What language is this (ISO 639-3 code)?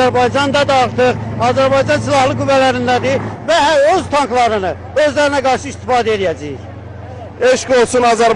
tur